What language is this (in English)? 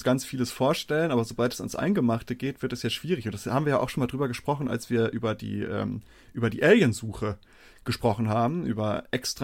German